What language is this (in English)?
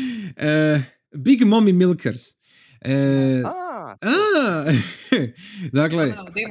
Croatian